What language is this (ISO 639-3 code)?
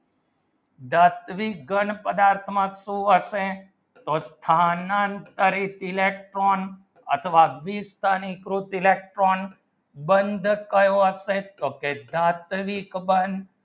guj